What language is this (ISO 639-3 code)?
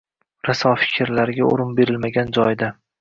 uzb